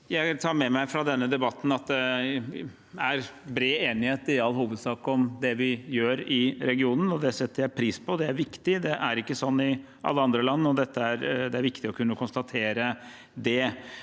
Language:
Norwegian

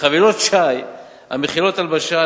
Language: Hebrew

